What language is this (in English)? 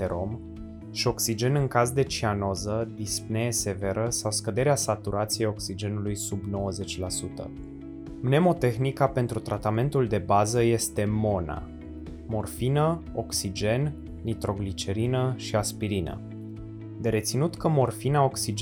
Romanian